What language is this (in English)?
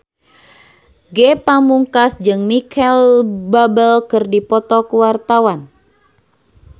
Sundanese